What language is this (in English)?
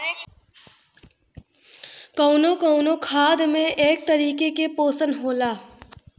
Bhojpuri